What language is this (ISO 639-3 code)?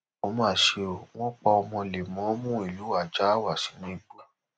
yor